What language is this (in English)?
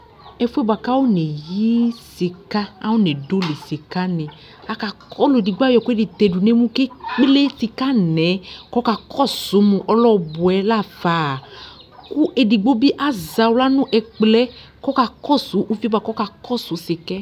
Ikposo